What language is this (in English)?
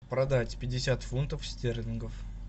Russian